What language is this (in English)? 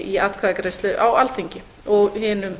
Icelandic